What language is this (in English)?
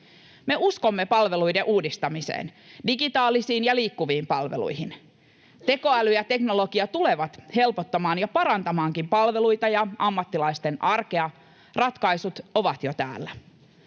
Finnish